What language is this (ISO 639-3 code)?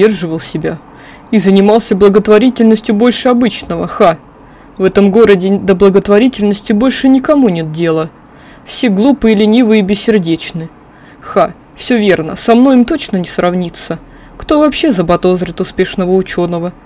rus